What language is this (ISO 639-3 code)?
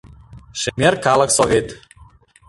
chm